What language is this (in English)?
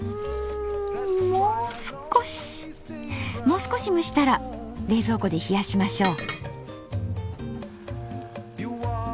Japanese